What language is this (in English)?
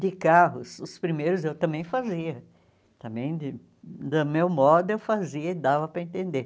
Portuguese